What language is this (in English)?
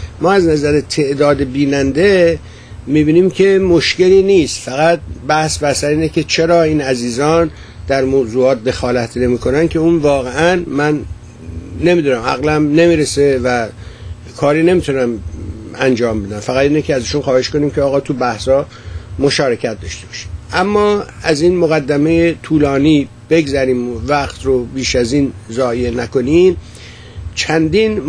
Persian